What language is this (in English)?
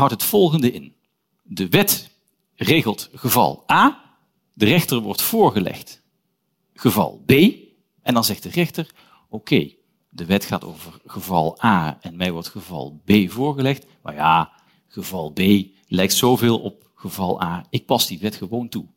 Dutch